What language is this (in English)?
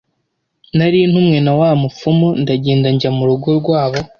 Kinyarwanda